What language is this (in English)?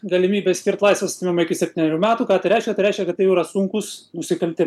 Lithuanian